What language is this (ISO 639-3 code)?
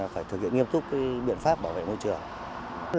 vie